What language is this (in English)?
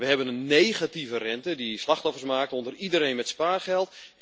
Dutch